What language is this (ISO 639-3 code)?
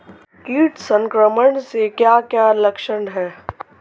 hin